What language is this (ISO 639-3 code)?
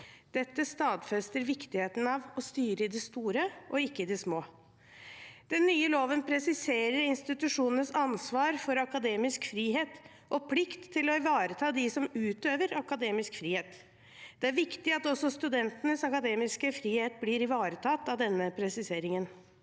nor